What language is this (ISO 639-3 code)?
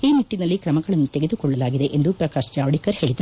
kan